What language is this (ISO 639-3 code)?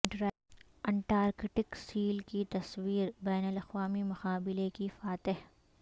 urd